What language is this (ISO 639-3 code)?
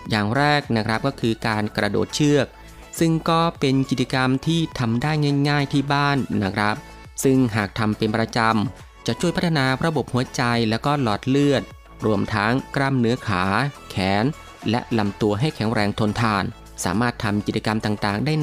tha